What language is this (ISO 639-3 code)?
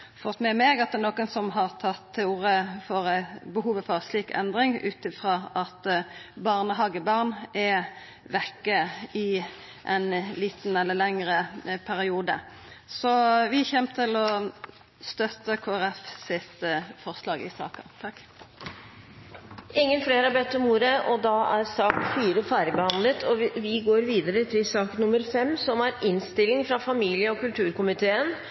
nor